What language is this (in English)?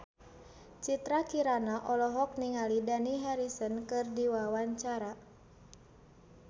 Sundanese